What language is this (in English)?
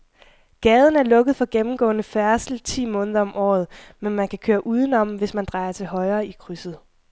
Danish